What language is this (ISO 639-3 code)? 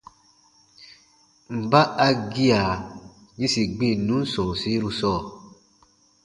bba